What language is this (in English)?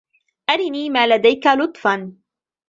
Arabic